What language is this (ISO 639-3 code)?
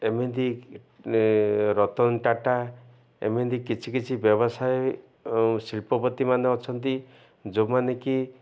ori